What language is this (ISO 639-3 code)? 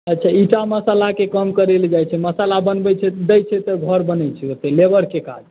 mai